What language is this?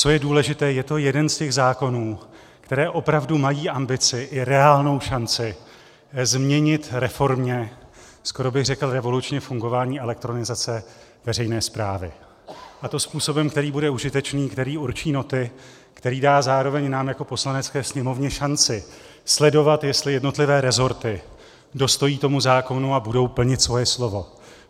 Czech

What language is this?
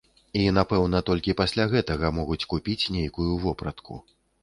Belarusian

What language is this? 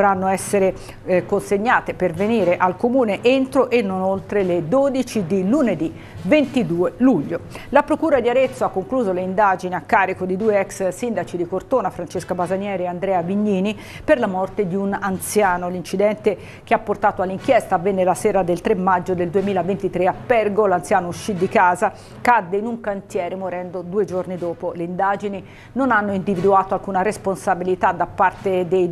Italian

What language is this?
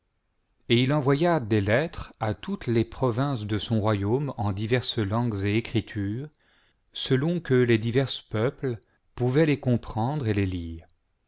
French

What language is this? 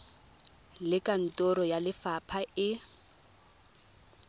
Tswana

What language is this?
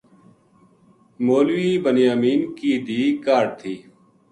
Gujari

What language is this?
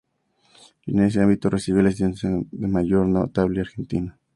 Spanish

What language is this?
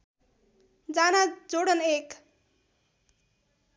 Nepali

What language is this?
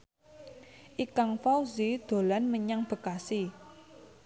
Javanese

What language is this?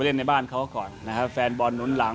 Thai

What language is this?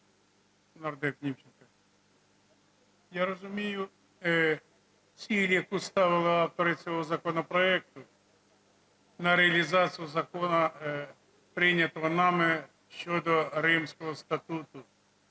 Ukrainian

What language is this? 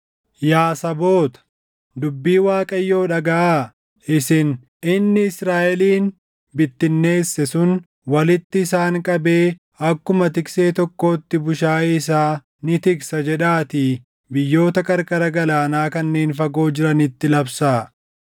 Oromo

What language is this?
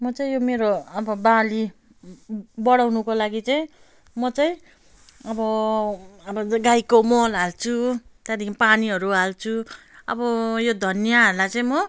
Nepali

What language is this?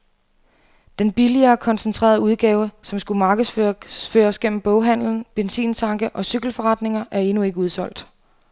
Danish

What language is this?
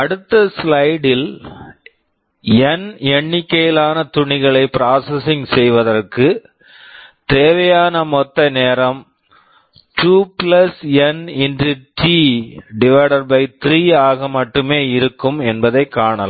Tamil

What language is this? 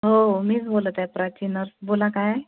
Marathi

